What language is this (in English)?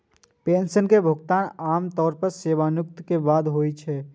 Maithili